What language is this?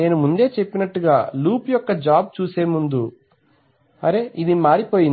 Telugu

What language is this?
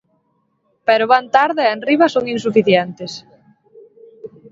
Galician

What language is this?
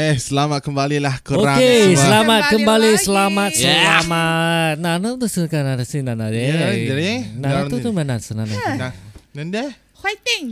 Malay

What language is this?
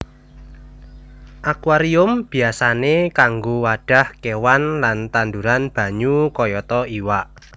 Javanese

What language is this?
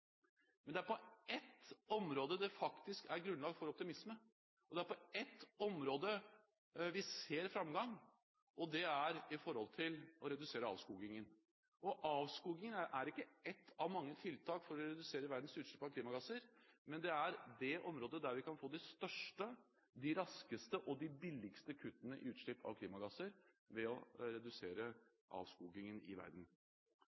Norwegian Bokmål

